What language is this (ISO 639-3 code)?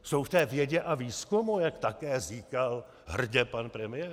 ces